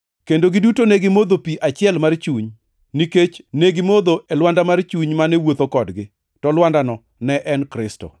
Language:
Luo (Kenya and Tanzania)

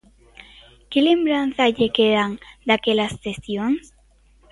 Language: Galician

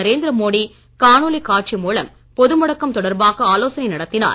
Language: Tamil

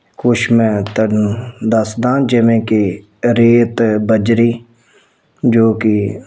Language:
Punjabi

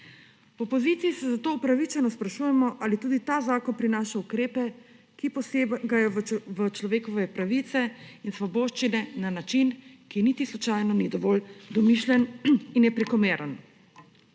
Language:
Slovenian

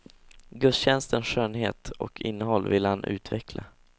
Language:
Swedish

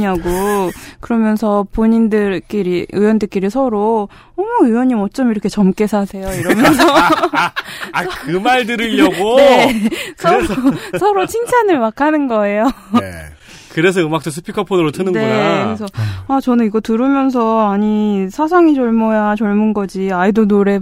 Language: Korean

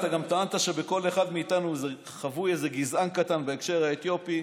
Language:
Hebrew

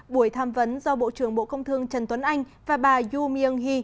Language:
Vietnamese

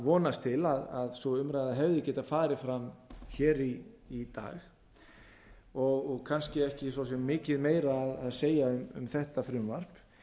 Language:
Icelandic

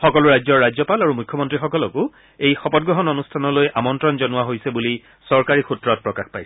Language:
Assamese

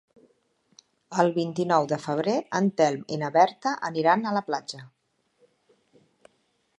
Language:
Catalan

